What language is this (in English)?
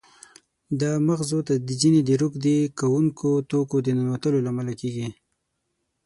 Pashto